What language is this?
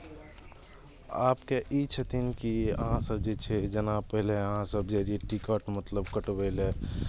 Maithili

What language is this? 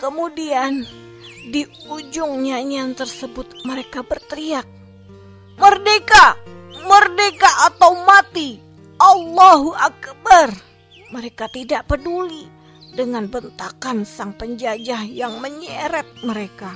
Indonesian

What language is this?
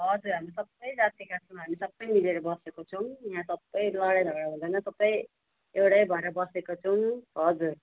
Nepali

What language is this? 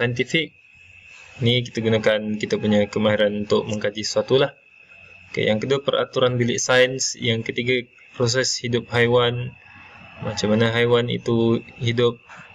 Malay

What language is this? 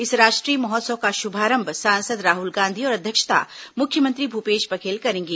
Hindi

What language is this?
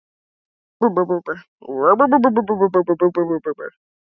Icelandic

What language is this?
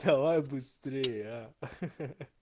Russian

